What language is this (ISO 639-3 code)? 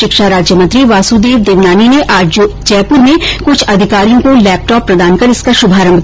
hin